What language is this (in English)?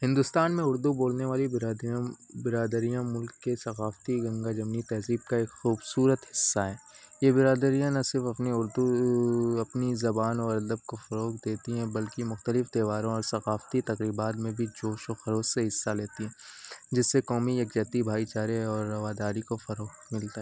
Urdu